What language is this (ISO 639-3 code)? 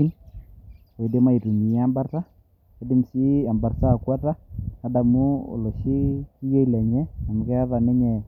mas